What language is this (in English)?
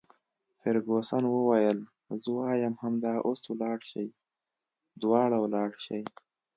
Pashto